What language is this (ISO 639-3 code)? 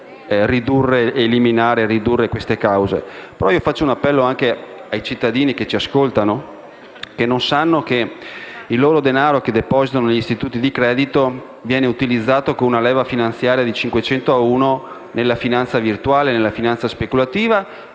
ita